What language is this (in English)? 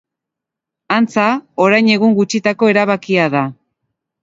Basque